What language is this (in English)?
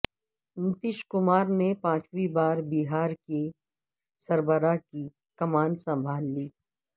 Urdu